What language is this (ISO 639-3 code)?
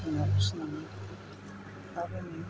brx